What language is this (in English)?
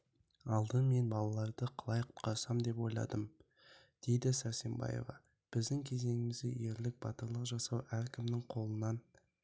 Kazakh